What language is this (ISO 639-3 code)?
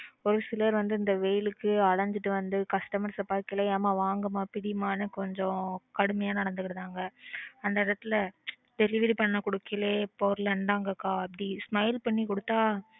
tam